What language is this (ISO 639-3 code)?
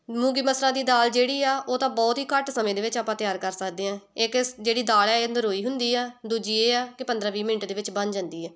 pan